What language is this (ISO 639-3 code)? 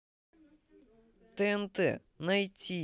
rus